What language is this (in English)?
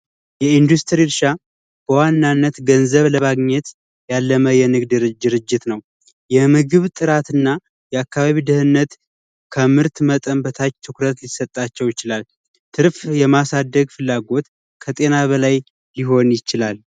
Amharic